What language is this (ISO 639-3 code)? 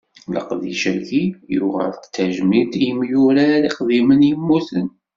kab